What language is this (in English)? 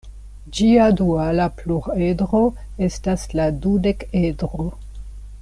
Esperanto